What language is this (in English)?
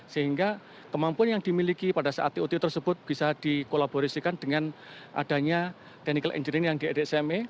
Indonesian